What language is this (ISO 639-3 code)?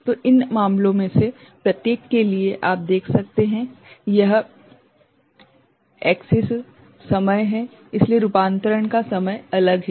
hin